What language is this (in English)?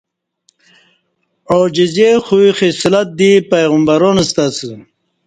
Kati